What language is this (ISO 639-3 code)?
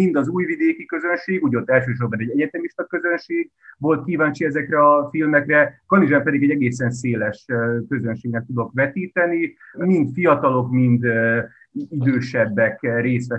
hun